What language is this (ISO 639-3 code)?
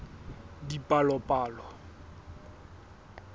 sot